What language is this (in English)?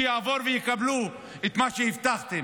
Hebrew